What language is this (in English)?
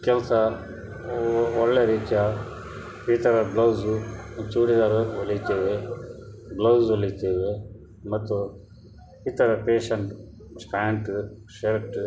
Kannada